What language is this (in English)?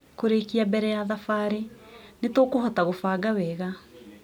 Kikuyu